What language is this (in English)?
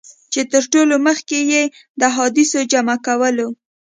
Pashto